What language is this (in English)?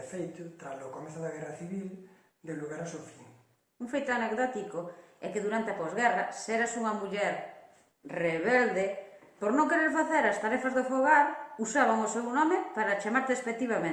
Galician